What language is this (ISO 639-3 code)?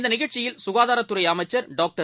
tam